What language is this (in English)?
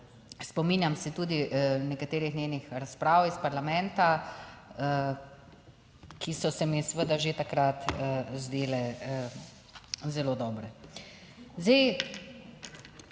Slovenian